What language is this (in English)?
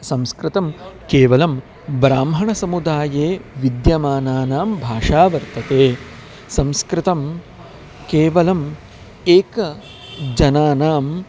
Sanskrit